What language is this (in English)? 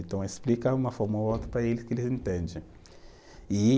Portuguese